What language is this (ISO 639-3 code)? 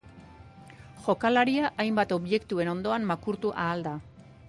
eus